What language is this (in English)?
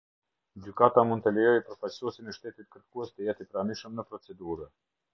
Albanian